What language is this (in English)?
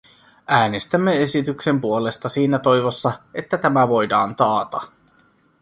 Finnish